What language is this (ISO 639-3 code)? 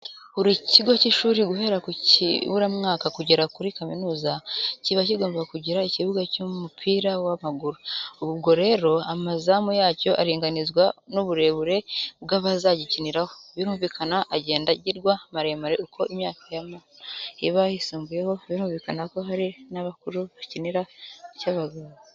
kin